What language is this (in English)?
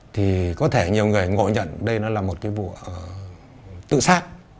Vietnamese